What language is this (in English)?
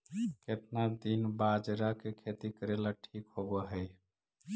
Magahi